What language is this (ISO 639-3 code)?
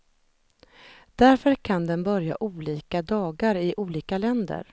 swe